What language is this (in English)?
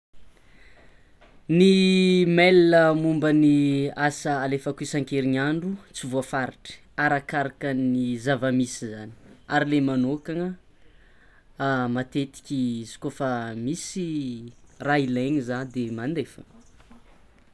Tsimihety Malagasy